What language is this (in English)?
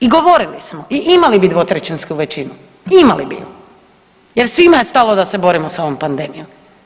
Croatian